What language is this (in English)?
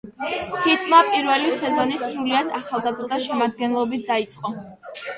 Georgian